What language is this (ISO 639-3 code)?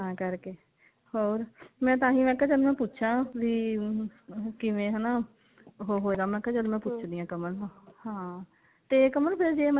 pan